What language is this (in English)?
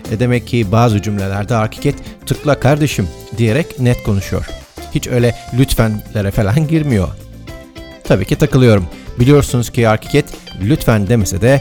Turkish